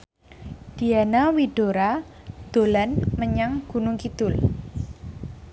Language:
Javanese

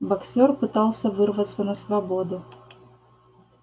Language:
Russian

